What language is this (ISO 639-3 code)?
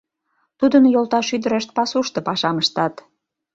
chm